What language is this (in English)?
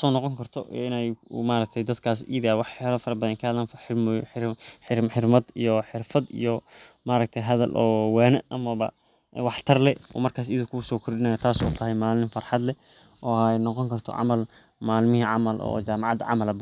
Somali